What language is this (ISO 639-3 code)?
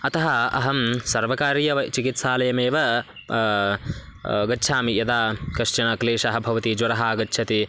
san